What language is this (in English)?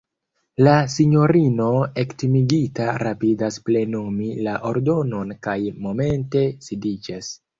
Esperanto